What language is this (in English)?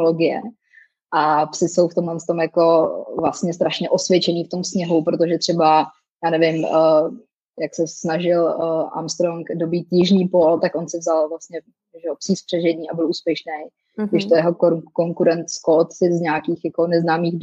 Czech